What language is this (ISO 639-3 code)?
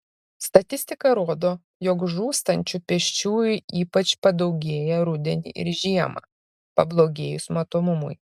lit